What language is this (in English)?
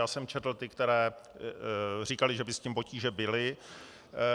Czech